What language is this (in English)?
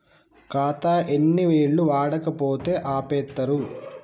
Telugu